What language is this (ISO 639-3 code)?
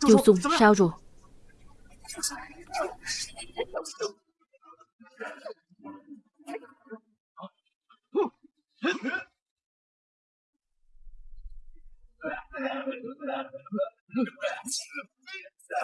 vie